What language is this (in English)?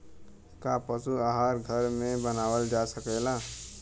Bhojpuri